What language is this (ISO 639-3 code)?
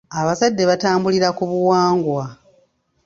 lug